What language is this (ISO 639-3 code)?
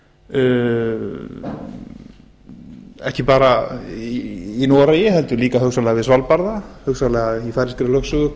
isl